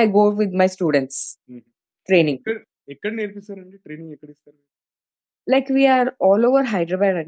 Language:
Telugu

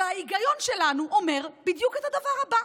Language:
Hebrew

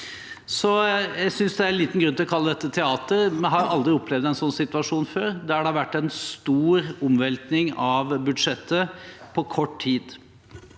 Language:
Norwegian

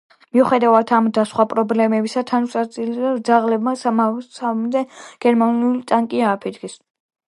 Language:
Georgian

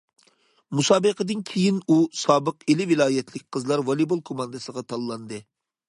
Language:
Uyghur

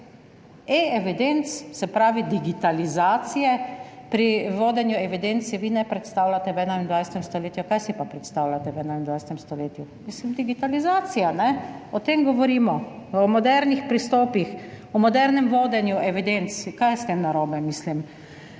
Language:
Slovenian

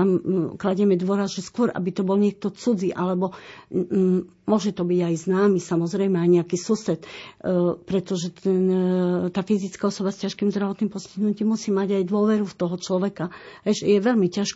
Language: Slovak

